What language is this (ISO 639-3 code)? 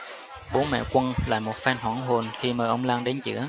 vie